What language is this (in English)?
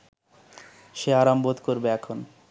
Bangla